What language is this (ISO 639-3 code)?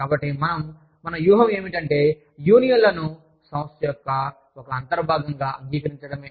tel